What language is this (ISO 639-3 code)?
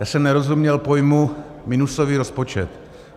ces